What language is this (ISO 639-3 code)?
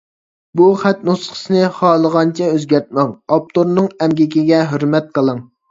uig